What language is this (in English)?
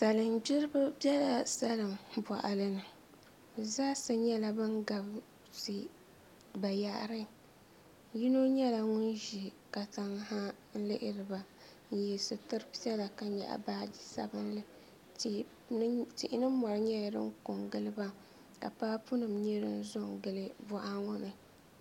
Dagbani